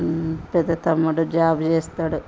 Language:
Telugu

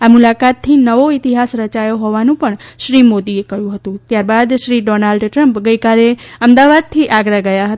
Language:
Gujarati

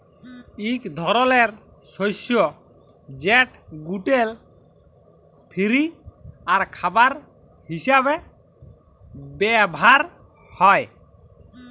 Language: Bangla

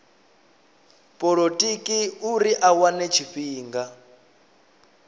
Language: Venda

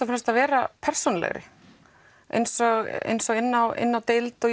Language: Icelandic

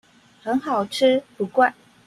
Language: Chinese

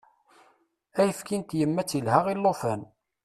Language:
Kabyle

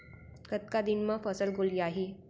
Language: Chhattisgarhi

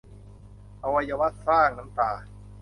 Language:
Thai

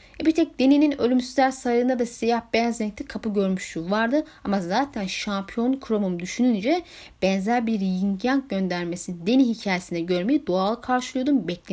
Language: Turkish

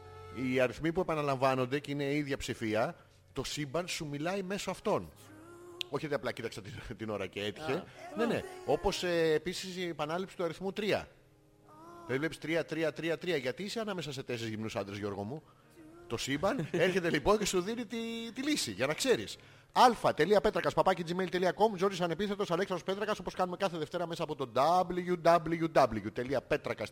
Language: Greek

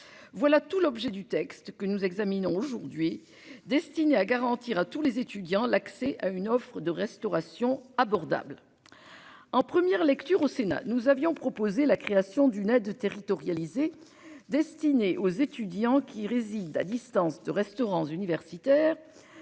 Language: French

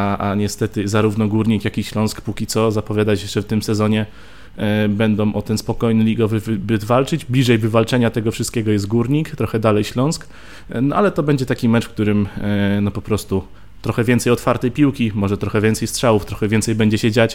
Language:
Polish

